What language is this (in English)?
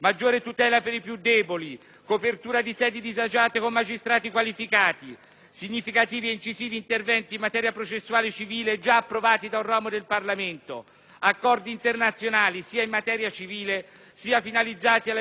Italian